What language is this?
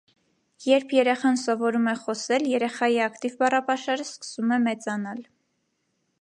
Armenian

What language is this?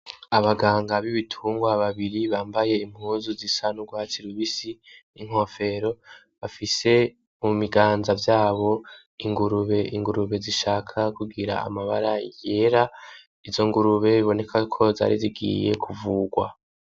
Rundi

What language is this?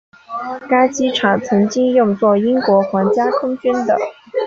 Chinese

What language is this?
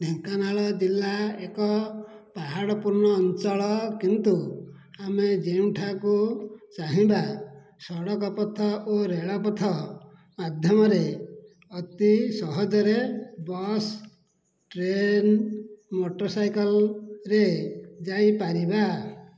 Odia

